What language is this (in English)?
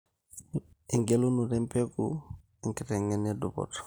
Masai